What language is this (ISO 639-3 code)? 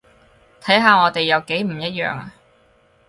yue